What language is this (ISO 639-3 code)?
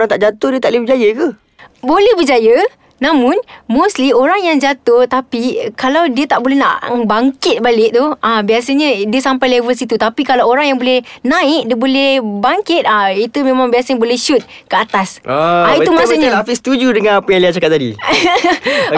msa